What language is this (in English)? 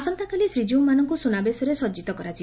Odia